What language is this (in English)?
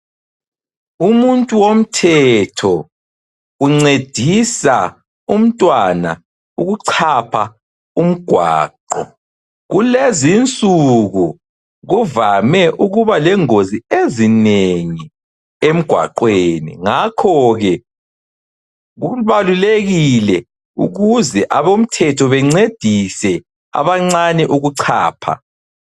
North Ndebele